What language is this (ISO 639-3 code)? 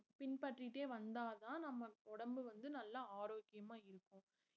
tam